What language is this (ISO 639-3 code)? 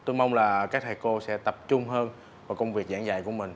vie